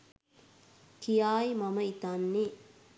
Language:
Sinhala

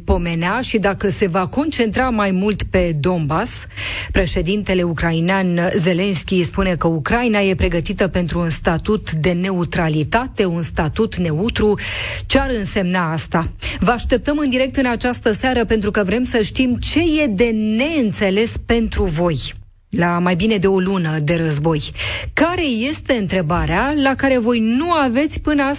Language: Romanian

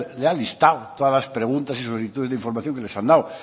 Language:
Spanish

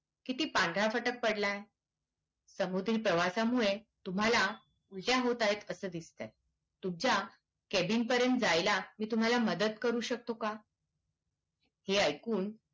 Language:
Marathi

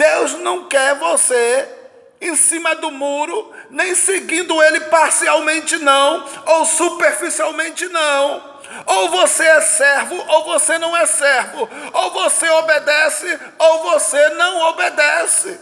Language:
Portuguese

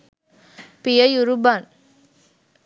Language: Sinhala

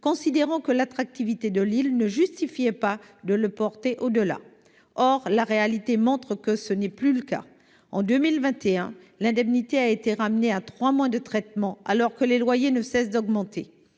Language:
French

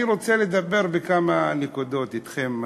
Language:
Hebrew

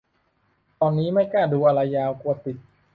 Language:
Thai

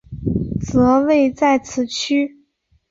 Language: Chinese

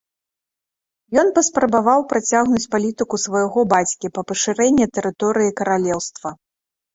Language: Belarusian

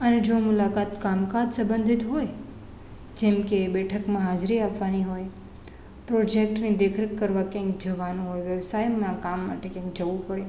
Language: Gujarati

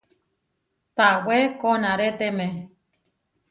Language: Huarijio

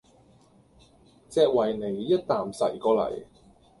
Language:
Cantonese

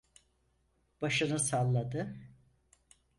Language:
Turkish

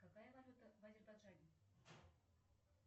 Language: Russian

